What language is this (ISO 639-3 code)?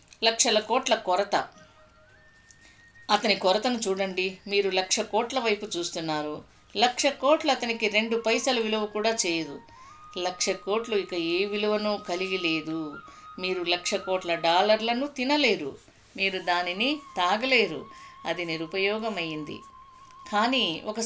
tel